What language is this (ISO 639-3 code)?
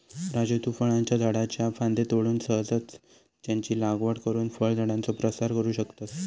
mar